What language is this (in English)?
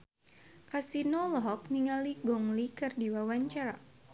Sundanese